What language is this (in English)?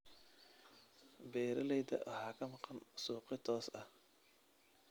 Somali